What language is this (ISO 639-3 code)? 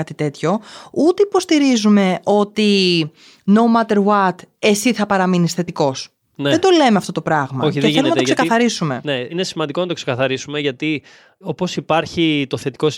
ell